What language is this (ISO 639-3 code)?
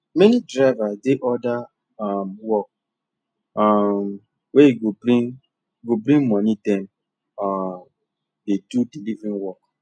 pcm